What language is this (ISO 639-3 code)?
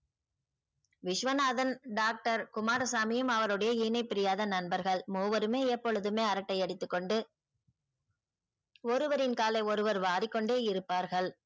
tam